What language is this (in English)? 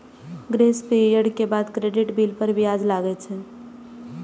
Maithili